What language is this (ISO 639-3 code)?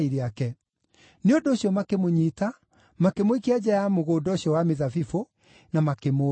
kik